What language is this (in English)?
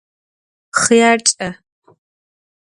Adyghe